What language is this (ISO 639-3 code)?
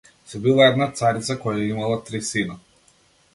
mkd